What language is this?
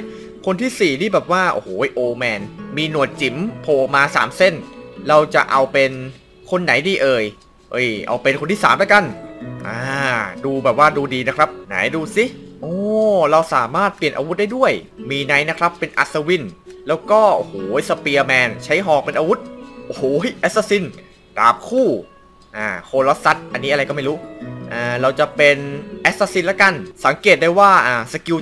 Thai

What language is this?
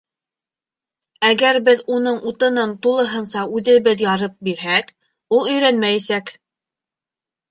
Bashkir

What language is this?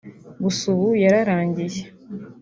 Kinyarwanda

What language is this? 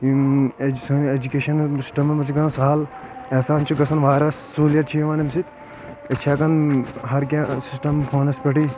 Kashmiri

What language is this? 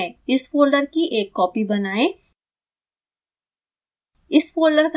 Hindi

